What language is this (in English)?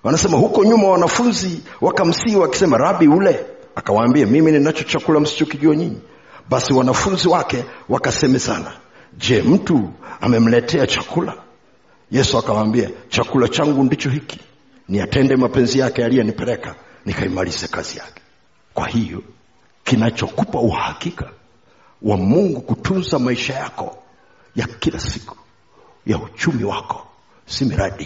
Swahili